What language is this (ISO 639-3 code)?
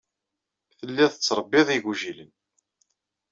kab